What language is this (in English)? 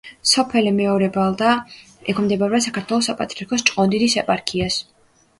Georgian